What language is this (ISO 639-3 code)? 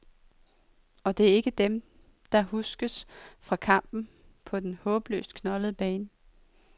dan